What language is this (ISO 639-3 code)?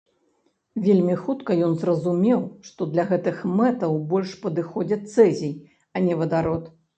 bel